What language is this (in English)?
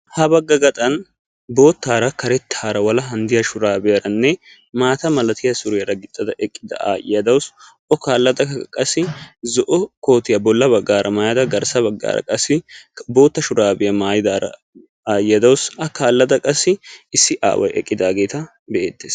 Wolaytta